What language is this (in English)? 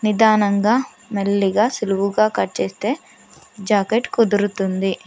Telugu